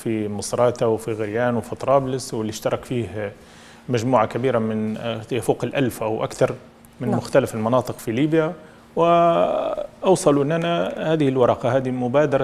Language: Arabic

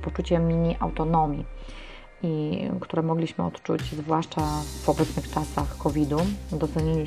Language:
Polish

